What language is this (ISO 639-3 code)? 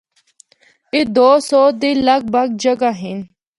hno